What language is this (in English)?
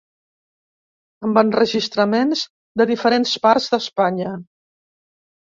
Catalan